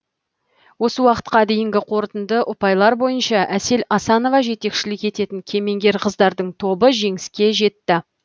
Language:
Kazakh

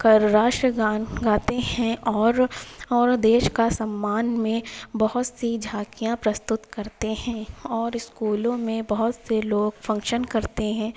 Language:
Urdu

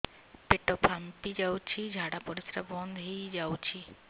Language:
Odia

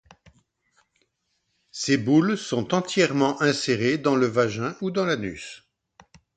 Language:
French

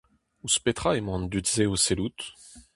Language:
Breton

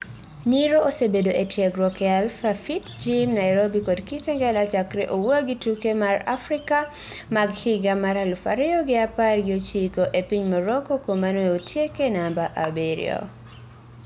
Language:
Luo (Kenya and Tanzania)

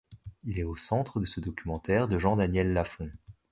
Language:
French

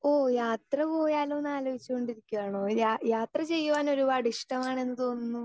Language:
Malayalam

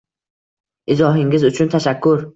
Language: Uzbek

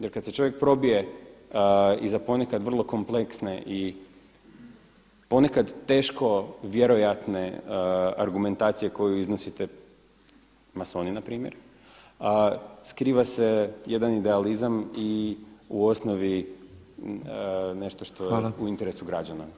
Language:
Croatian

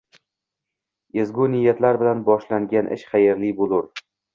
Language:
Uzbek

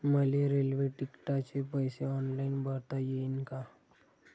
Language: Marathi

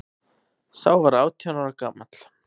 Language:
Icelandic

